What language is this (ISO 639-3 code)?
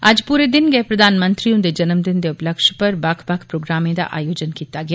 doi